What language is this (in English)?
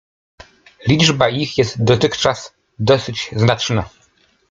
Polish